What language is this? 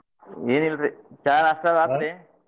Kannada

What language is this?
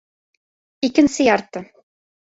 Bashkir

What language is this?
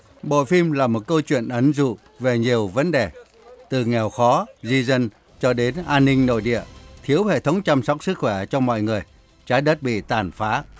Vietnamese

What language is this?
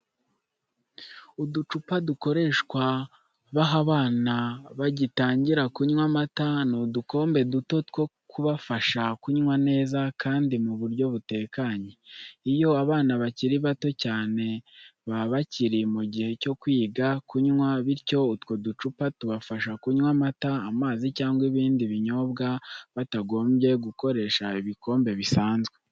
Kinyarwanda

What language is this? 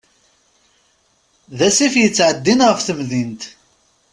Kabyle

